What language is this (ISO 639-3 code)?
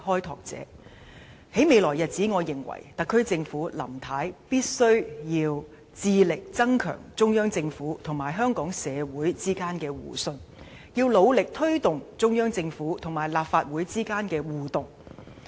yue